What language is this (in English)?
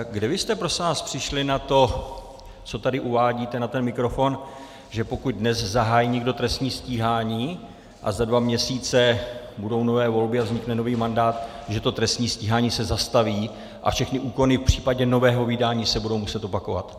Czech